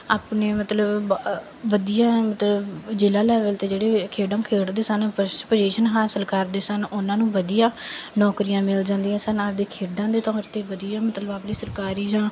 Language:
Punjabi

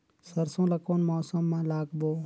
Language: Chhattisgarhi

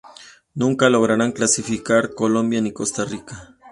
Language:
Spanish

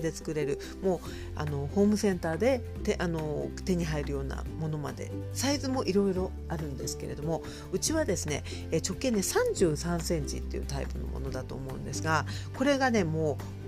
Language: Japanese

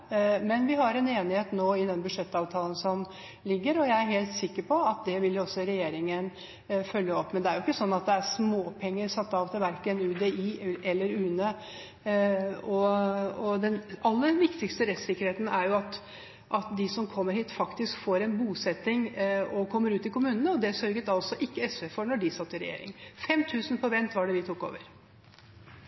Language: Norwegian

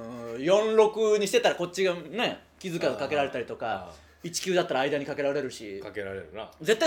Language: Japanese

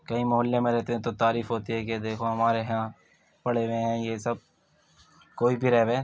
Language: Urdu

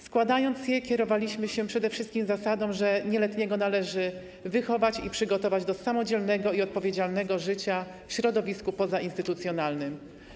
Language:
Polish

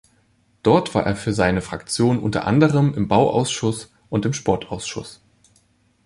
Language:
German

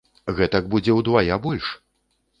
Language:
Belarusian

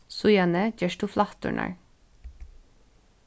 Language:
Faroese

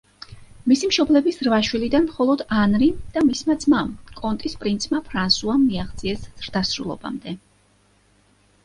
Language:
Georgian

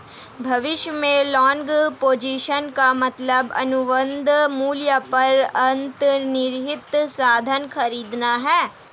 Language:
Hindi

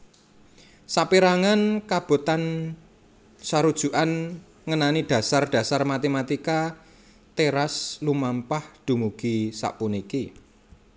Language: Javanese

